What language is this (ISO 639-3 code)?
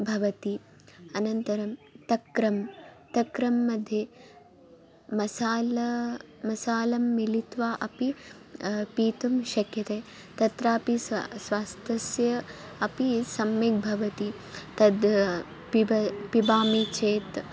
san